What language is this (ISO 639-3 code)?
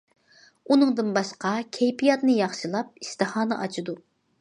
uig